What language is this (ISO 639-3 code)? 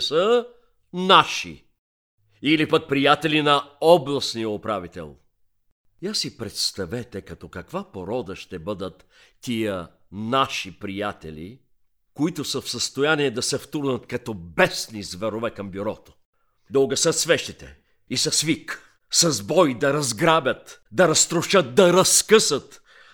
bul